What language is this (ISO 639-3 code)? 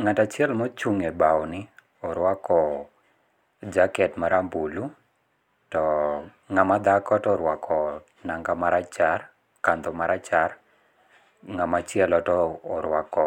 luo